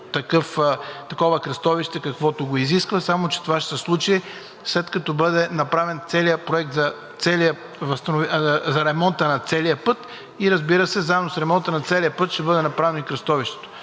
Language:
Bulgarian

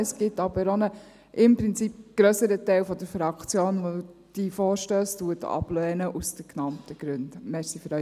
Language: Swiss German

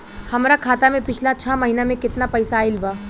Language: Bhojpuri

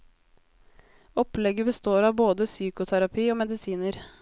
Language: Norwegian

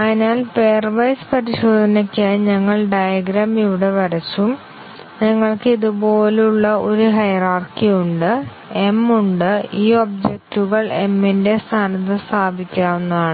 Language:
Malayalam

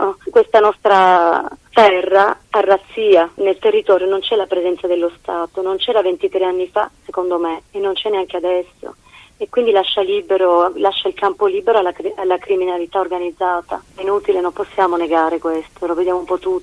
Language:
Italian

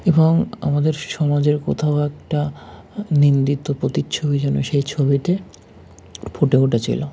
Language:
Bangla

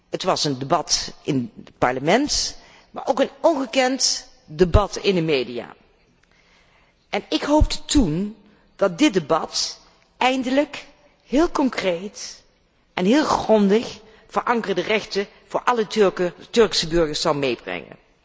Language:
Dutch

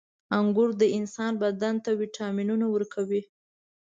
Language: Pashto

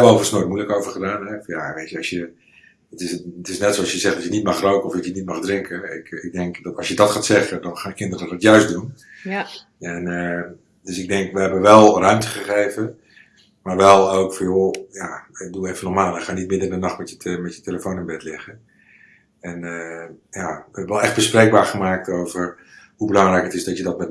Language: Dutch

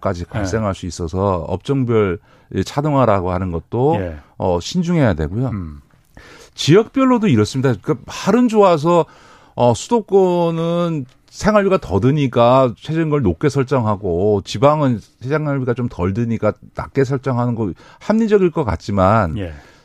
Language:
Korean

